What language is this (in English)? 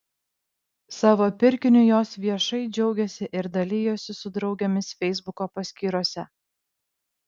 Lithuanian